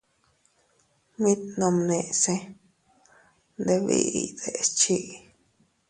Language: Teutila Cuicatec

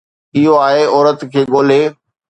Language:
Sindhi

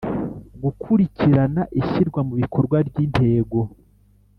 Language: Kinyarwanda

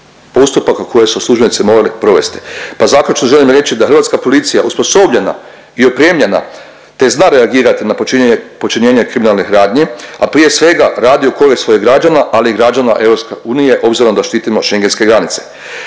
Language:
Croatian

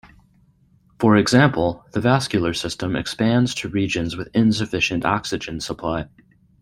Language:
English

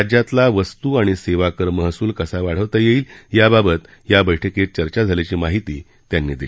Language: Marathi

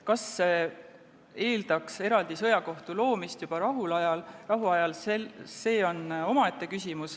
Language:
Estonian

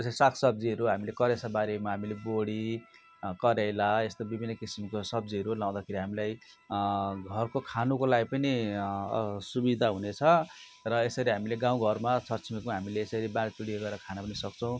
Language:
Nepali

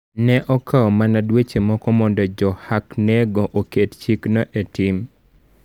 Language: Luo (Kenya and Tanzania)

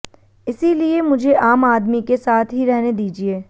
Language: Hindi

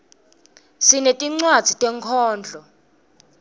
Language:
Swati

